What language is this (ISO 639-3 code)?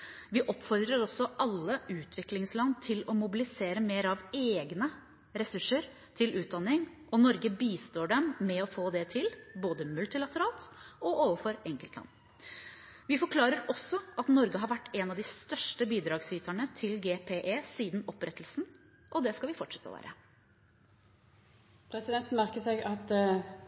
nor